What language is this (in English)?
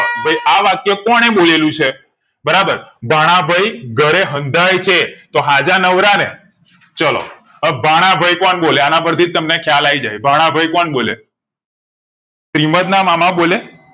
Gujarati